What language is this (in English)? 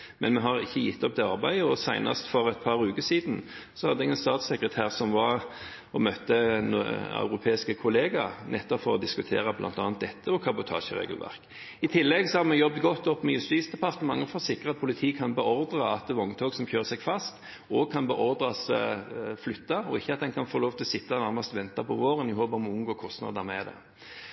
Norwegian Bokmål